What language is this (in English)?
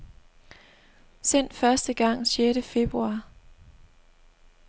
Danish